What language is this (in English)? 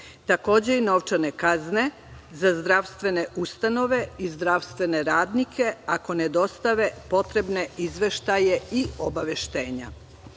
Serbian